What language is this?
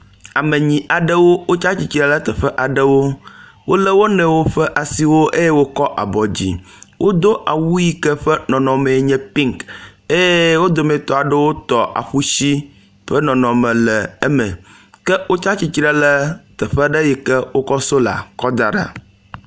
Ewe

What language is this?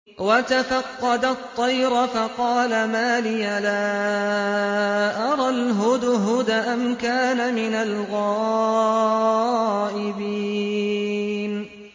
Arabic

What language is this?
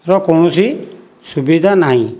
Odia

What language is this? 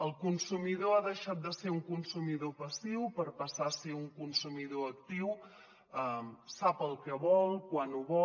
Catalan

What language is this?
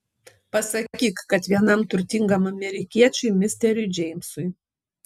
Lithuanian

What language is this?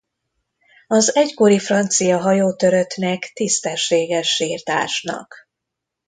Hungarian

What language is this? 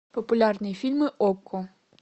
Russian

